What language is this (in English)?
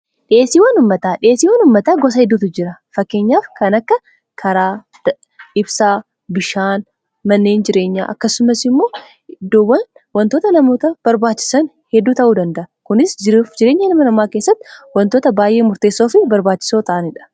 Oromo